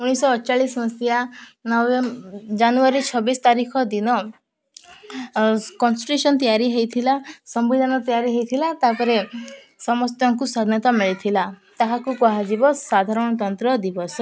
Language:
Odia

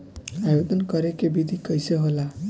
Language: Bhojpuri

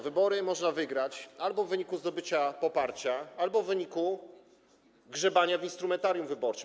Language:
Polish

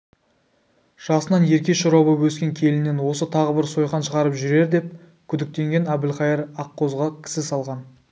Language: Kazakh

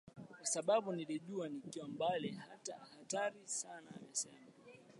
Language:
Swahili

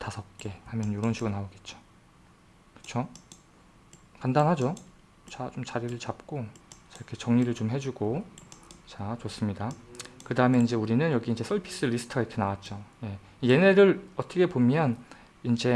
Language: Korean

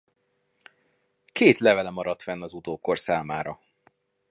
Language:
Hungarian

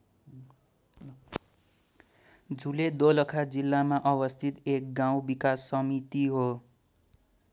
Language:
Nepali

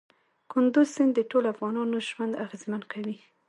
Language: Pashto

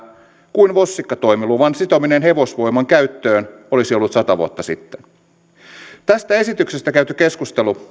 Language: Finnish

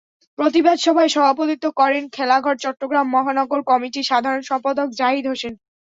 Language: Bangla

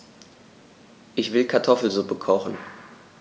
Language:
German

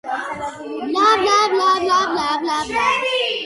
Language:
Georgian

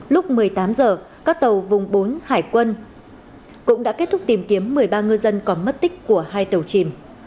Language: Vietnamese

